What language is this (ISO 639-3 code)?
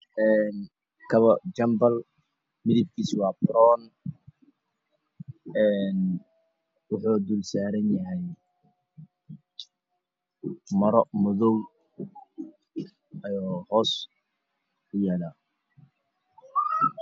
som